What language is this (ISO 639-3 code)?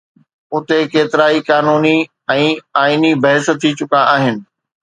snd